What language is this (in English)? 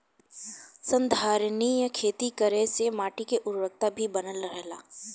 Bhojpuri